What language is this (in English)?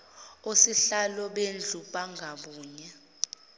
Zulu